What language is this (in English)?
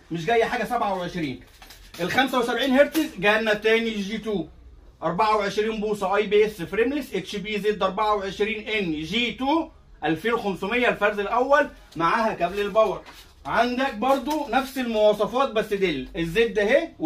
Arabic